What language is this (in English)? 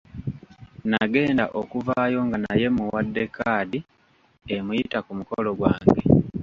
Ganda